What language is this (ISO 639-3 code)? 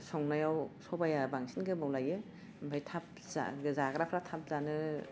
brx